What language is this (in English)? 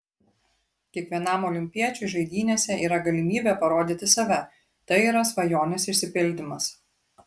Lithuanian